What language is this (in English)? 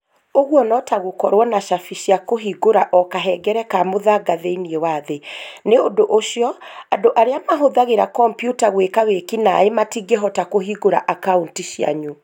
Kikuyu